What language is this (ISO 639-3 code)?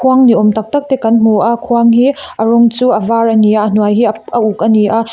lus